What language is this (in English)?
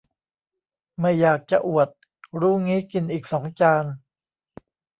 Thai